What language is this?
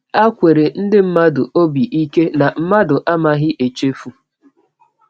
Igbo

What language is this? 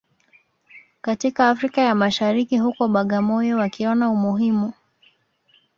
Swahili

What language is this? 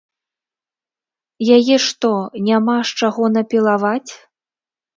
Belarusian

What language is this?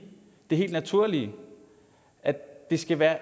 Danish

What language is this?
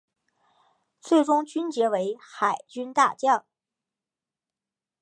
Chinese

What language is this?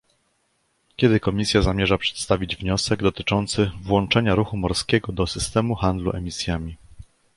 Polish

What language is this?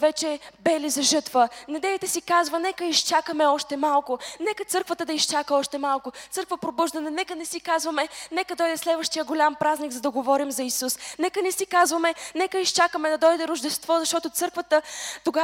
Bulgarian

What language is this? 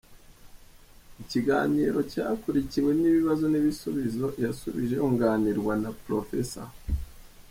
Kinyarwanda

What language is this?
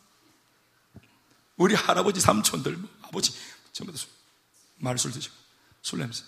Korean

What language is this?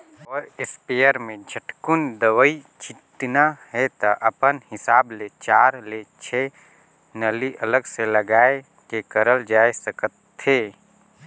Chhattisgarhi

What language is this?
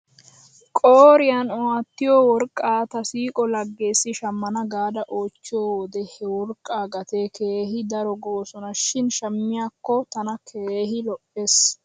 Wolaytta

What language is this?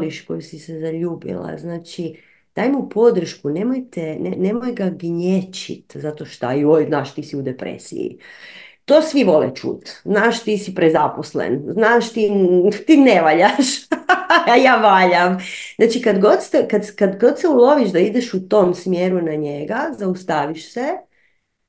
Croatian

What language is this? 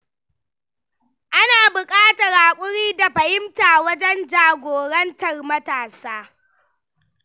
Hausa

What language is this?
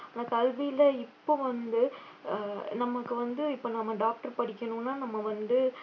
Tamil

